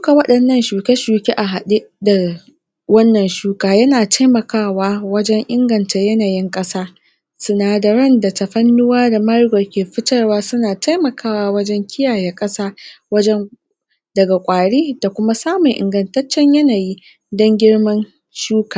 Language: Hausa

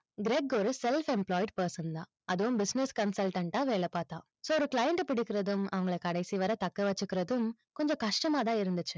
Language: Tamil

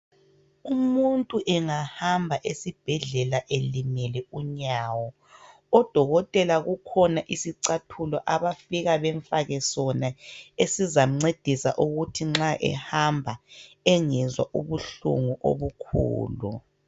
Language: North Ndebele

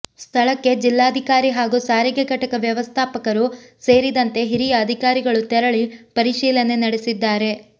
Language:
Kannada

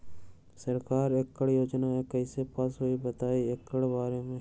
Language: Magahi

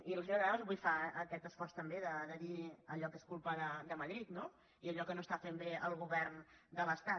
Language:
Catalan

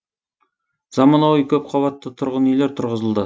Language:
Kazakh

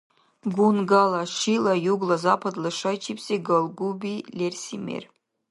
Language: Dargwa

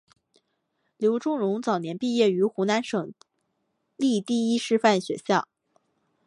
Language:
Chinese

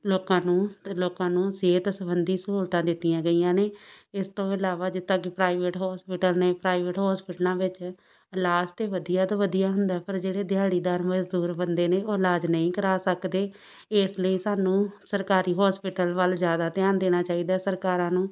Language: Punjabi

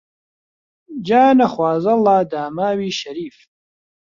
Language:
Central Kurdish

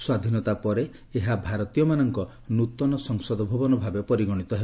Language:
Odia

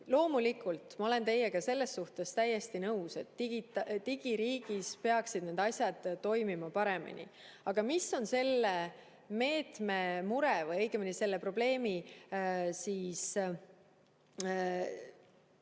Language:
Estonian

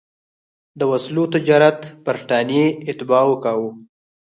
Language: Pashto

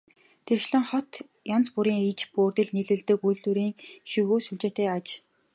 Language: Mongolian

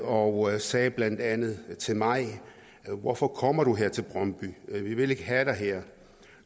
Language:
Danish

